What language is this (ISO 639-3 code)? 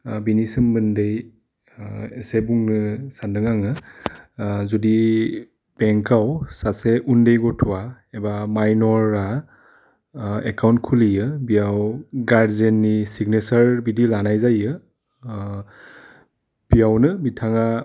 brx